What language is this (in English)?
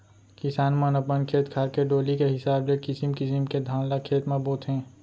Chhattisgarhi